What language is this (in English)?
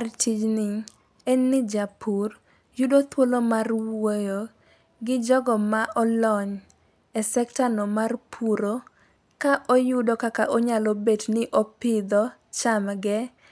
Luo (Kenya and Tanzania)